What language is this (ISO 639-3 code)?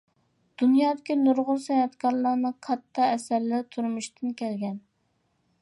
uig